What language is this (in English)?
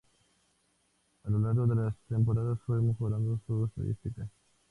Spanish